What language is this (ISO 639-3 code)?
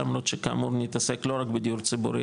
heb